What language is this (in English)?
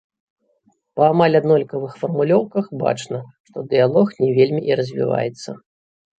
Belarusian